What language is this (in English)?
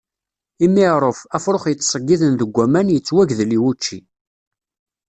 Kabyle